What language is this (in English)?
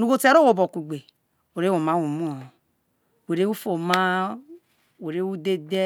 Isoko